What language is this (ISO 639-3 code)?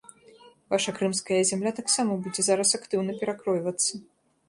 bel